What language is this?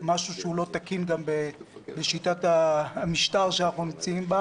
Hebrew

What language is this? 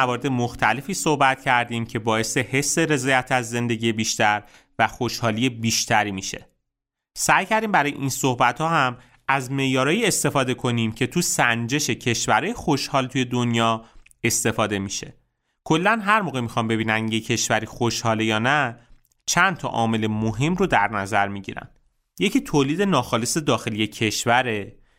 Persian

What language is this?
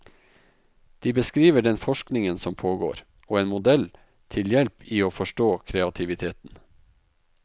Norwegian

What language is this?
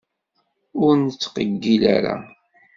Kabyle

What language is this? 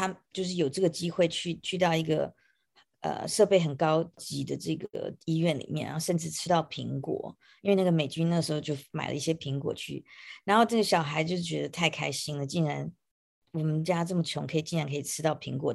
Chinese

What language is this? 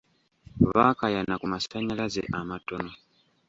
Ganda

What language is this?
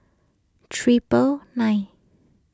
English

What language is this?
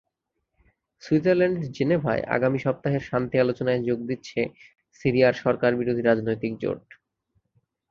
Bangla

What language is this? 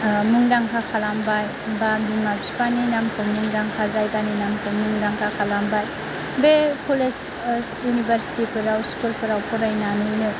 Bodo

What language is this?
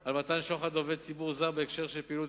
Hebrew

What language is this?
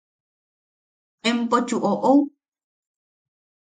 Yaqui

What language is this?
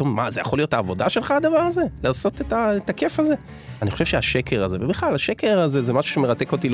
Hebrew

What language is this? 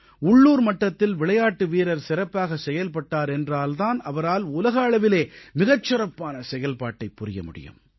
Tamil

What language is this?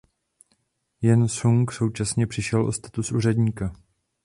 Czech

